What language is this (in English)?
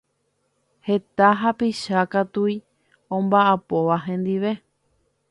Guarani